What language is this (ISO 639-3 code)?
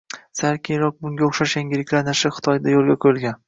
uzb